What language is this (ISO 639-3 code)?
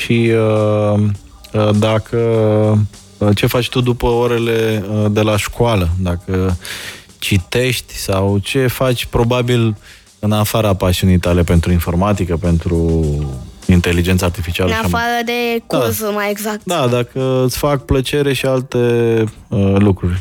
ron